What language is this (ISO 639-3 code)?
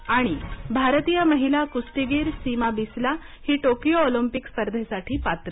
mar